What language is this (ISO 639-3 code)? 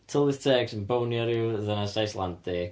cym